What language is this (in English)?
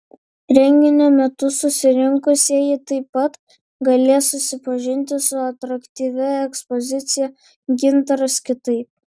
Lithuanian